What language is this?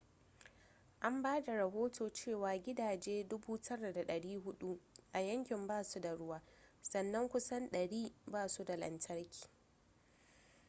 Hausa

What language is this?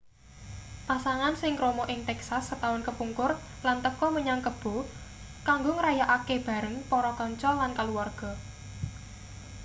Javanese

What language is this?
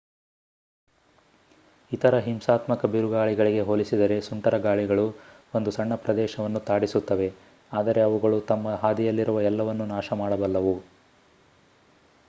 Kannada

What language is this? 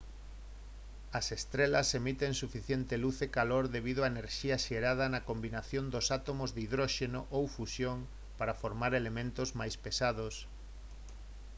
Galician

